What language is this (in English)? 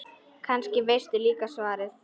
Icelandic